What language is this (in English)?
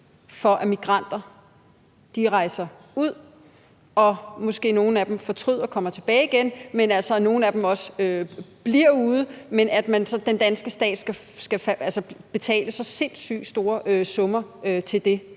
Danish